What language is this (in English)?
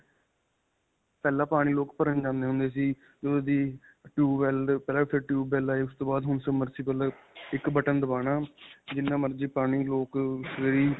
Punjabi